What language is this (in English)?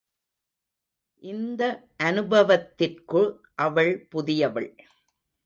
Tamil